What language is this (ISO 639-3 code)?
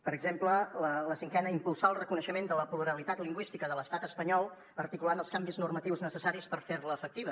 cat